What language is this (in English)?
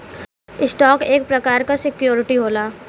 Bhojpuri